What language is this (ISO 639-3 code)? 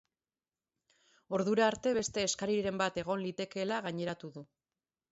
eus